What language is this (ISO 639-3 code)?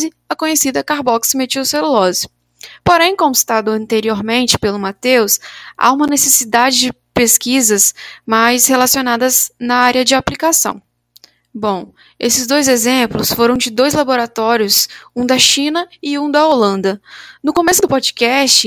por